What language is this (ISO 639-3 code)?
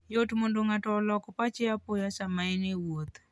luo